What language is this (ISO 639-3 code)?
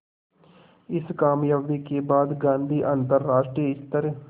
hin